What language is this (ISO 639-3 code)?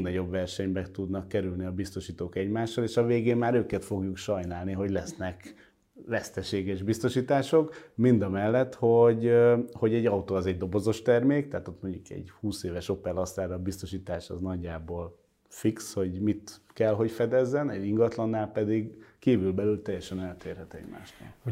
hun